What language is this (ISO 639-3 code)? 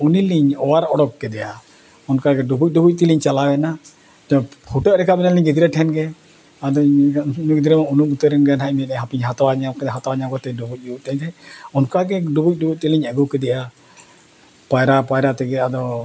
sat